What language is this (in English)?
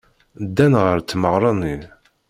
Kabyle